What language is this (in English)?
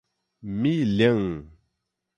Portuguese